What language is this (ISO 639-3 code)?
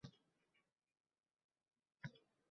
uzb